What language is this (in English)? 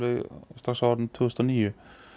Icelandic